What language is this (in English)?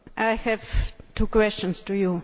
English